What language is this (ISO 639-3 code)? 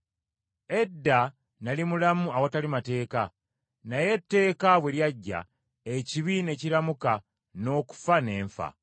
lug